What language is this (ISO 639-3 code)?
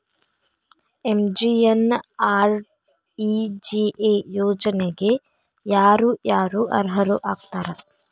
kan